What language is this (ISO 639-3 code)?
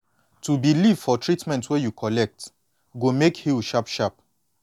pcm